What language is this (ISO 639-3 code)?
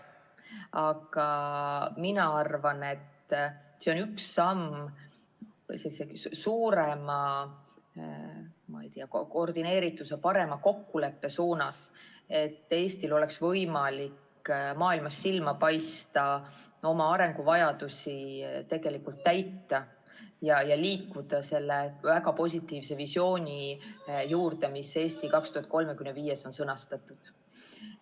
est